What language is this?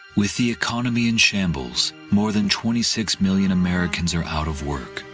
English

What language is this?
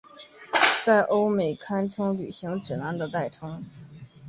Chinese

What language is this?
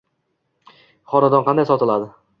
Uzbek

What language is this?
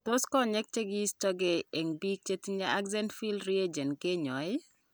Kalenjin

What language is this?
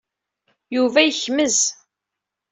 Kabyle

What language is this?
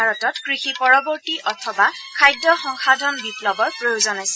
Assamese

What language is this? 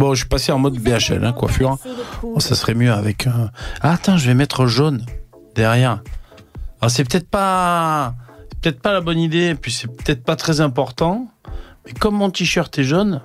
French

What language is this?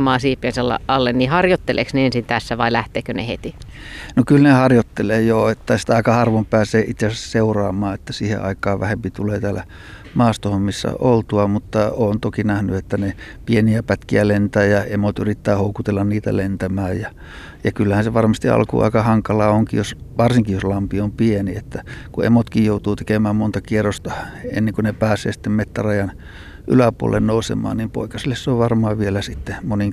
Finnish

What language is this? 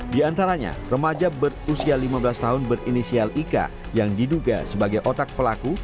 Indonesian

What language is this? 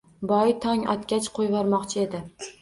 Uzbek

